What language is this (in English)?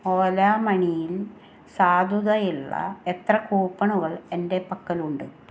Malayalam